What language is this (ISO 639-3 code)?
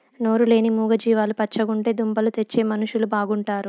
tel